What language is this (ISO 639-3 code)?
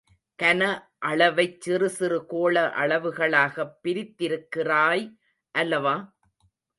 tam